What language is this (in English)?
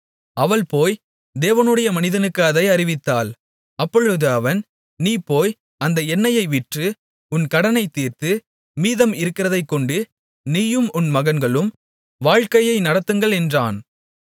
Tamil